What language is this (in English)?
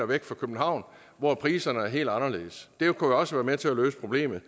Danish